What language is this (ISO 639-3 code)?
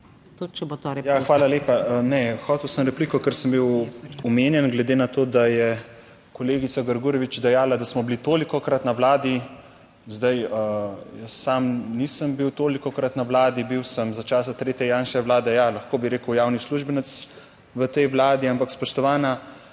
slv